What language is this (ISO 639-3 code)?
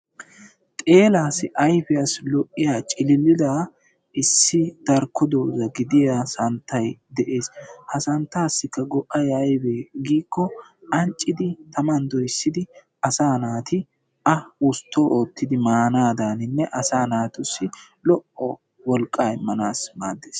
wal